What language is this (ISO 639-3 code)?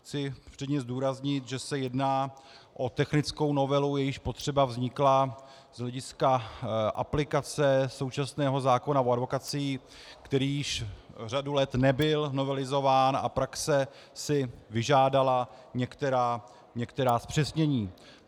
ces